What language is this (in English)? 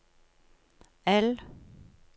Norwegian